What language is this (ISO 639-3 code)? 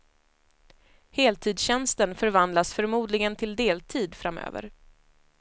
swe